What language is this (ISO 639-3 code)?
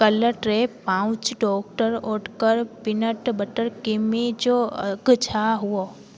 snd